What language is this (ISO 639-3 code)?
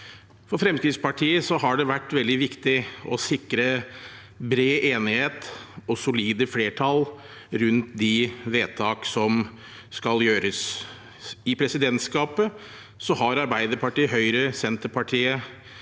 nor